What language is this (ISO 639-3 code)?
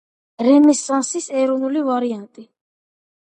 kat